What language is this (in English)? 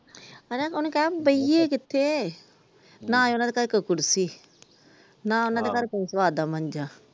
Punjabi